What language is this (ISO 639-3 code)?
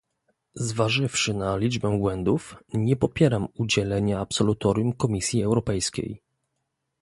pol